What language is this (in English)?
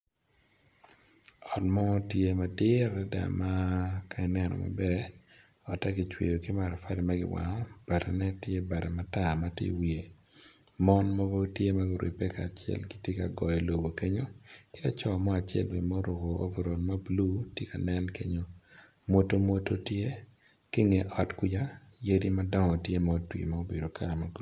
Acoli